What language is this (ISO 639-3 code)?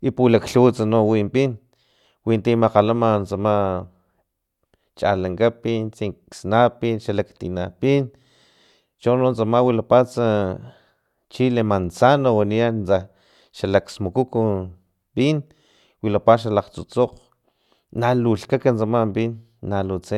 tlp